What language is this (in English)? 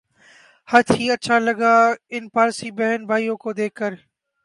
Urdu